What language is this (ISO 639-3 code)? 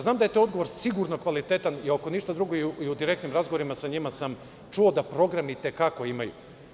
srp